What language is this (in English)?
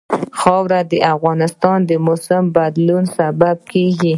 Pashto